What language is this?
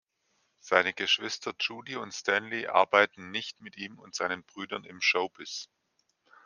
German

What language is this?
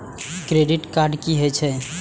Maithili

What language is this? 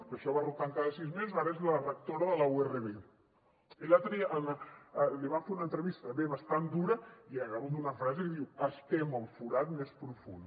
Catalan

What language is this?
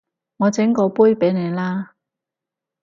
Cantonese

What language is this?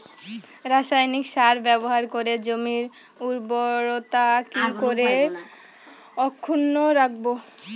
Bangla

